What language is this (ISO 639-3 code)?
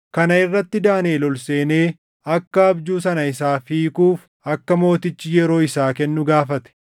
orm